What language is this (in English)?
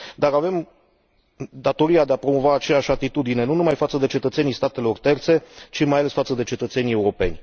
Romanian